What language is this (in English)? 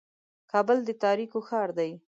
Pashto